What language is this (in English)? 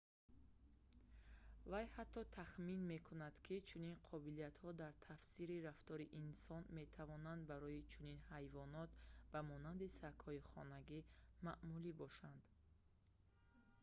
Tajik